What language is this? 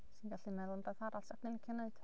Welsh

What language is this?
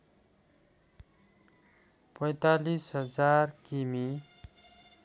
Nepali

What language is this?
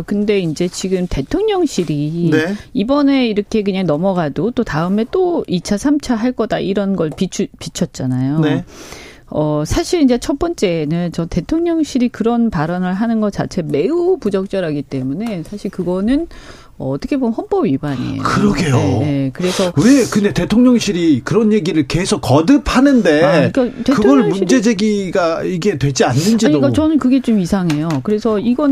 Korean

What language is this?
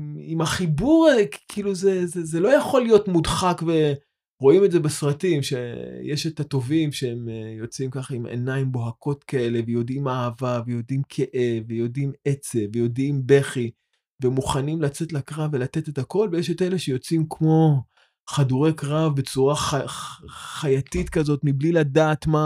Hebrew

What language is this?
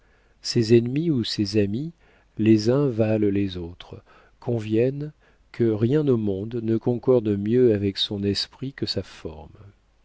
French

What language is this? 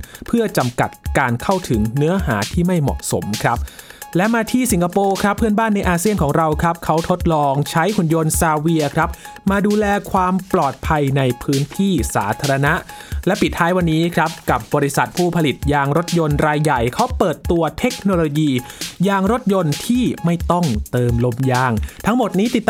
Thai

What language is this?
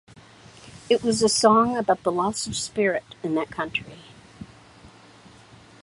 English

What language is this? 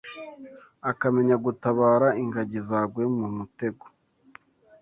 Kinyarwanda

